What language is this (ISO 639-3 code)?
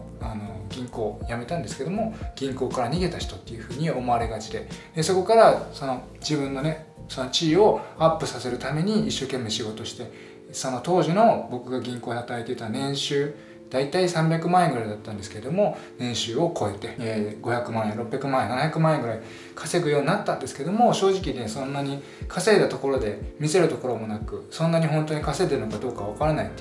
jpn